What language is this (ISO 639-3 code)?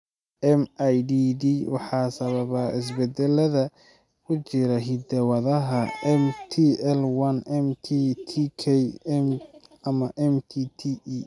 som